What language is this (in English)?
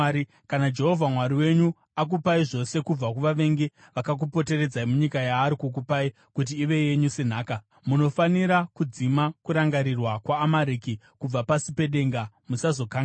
Shona